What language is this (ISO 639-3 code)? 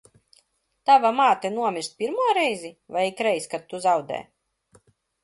lav